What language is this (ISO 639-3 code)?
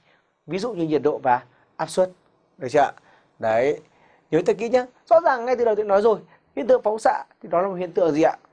vie